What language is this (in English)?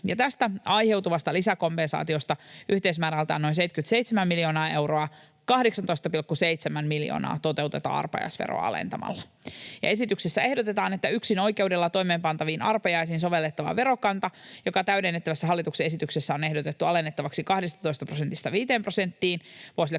Finnish